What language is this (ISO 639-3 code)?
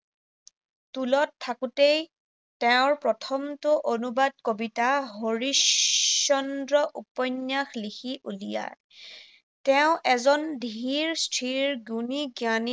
asm